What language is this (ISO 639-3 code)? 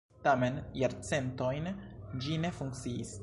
epo